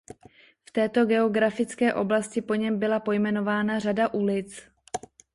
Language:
Czech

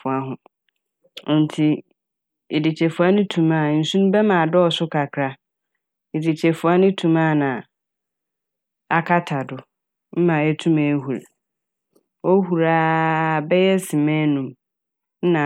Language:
Akan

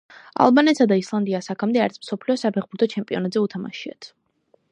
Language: Georgian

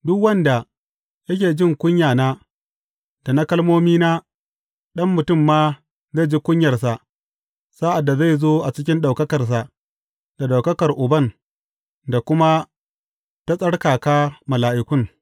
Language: Hausa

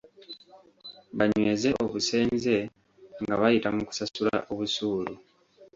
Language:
Ganda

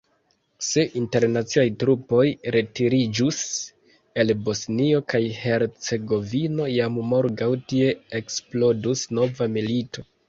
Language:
Esperanto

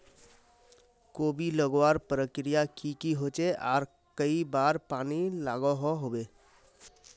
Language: Magahi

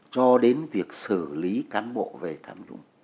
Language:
Vietnamese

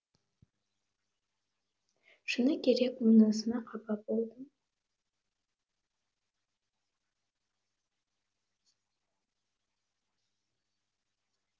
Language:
Kazakh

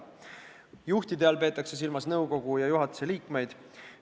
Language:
Estonian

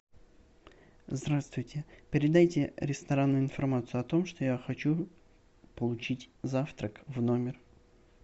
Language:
Russian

